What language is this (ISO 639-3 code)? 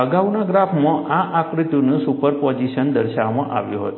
guj